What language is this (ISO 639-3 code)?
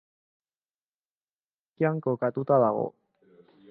eus